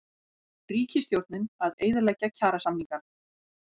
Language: Icelandic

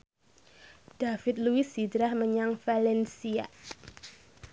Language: Javanese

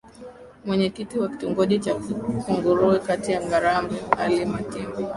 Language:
Swahili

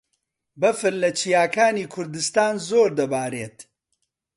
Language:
Central Kurdish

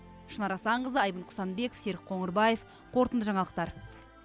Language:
Kazakh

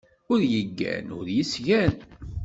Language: Kabyle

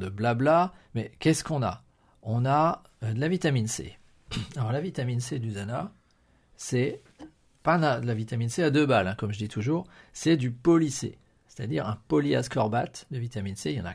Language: French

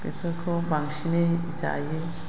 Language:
Bodo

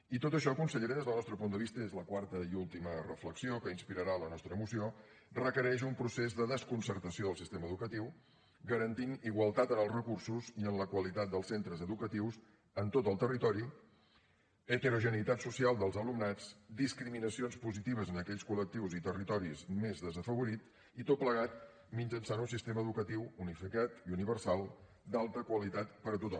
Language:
Catalan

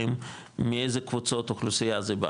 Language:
Hebrew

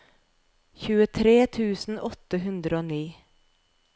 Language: Norwegian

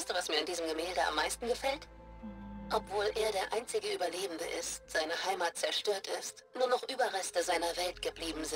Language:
German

